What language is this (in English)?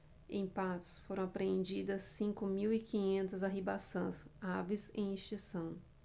Portuguese